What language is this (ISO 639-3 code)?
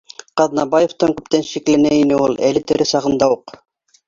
bak